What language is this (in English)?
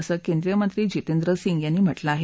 Marathi